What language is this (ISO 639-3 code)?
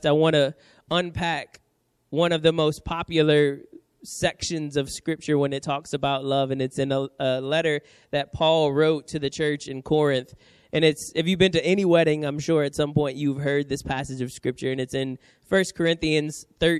eng